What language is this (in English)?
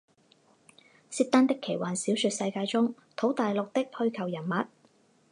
Chinese